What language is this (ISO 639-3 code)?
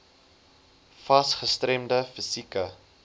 afr